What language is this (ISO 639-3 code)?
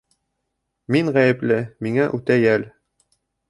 bak